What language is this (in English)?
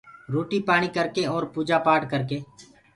Gurgula